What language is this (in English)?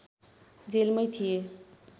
Nepali